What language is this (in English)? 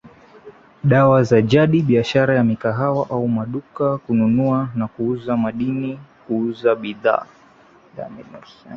Swahili